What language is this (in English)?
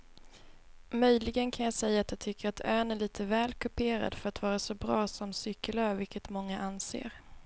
Swedish